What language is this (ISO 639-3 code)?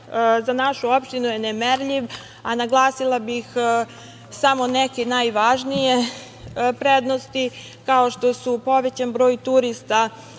srp